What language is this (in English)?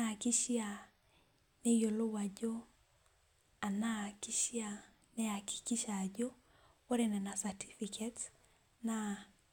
Masai